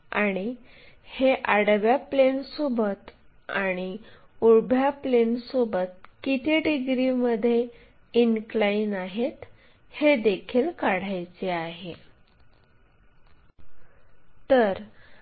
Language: Marathi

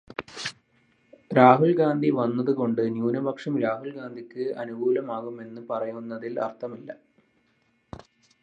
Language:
Malayalam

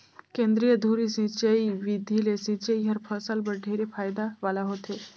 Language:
Chhattisgarhi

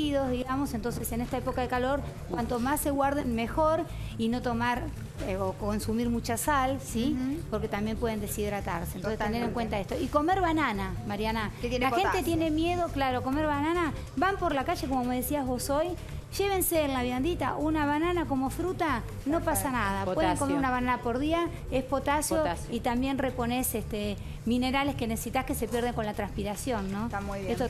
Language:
Spanish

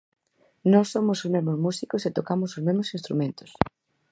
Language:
Galician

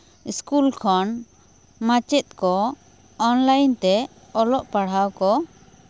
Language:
Santali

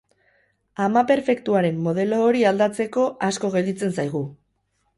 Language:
Basque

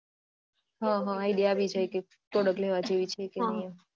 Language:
Gujarati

